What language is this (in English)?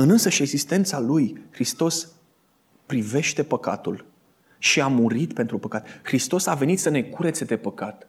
Romanian